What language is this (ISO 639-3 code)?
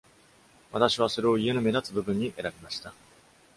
jpn